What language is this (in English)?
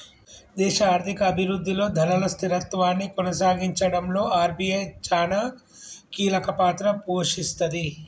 Telugu